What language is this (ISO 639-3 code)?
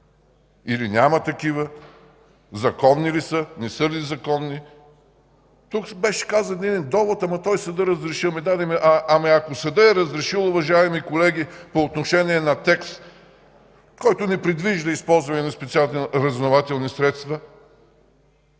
bul